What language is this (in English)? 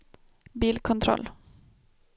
Swedish